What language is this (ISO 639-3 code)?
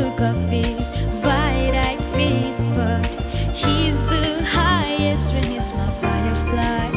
eng